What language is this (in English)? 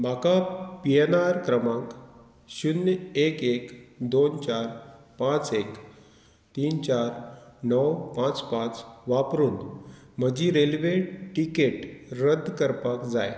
Konkani